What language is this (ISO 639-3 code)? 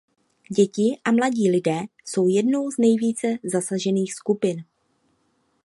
ces